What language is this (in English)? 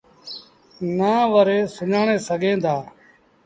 Sindhi Bhil